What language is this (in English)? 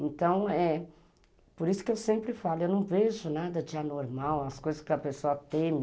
Portuguese